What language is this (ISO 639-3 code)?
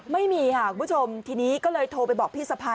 tha